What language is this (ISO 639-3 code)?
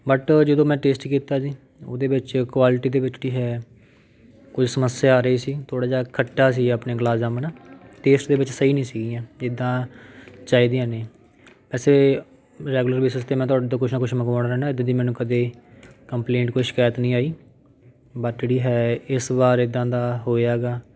pan